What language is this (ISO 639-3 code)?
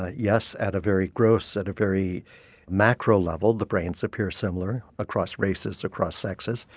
eng